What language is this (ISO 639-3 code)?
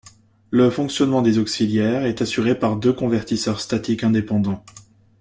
fra